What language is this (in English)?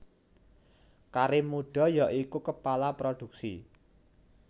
Javanese